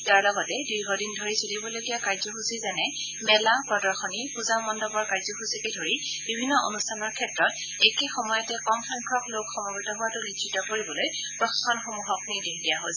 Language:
Assamese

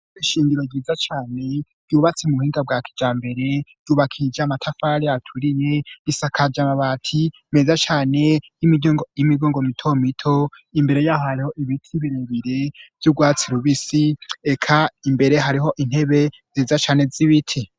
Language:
Rundi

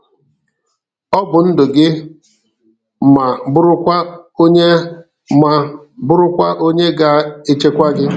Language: Igbo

